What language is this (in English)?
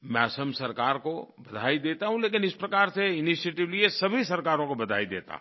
Hindi